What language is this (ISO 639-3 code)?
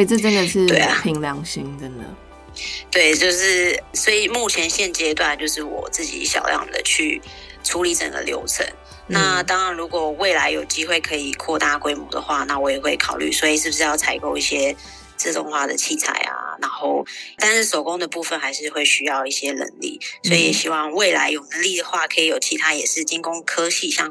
zho